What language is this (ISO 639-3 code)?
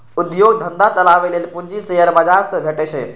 mai